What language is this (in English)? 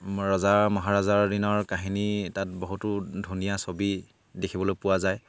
Assamese